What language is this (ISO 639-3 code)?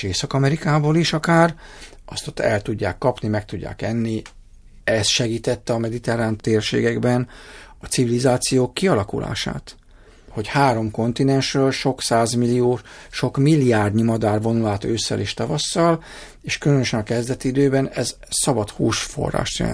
hun